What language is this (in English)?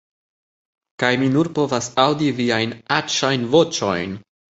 Esperanto